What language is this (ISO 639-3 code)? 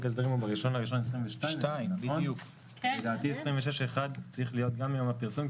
heb